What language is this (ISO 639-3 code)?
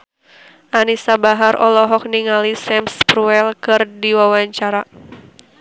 sun